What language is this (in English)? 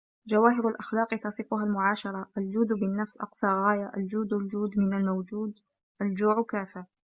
Arabic